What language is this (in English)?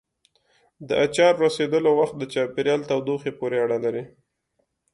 Pashto